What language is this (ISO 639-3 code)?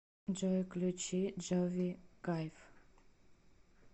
rus